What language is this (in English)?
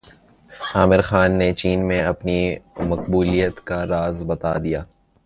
Urdu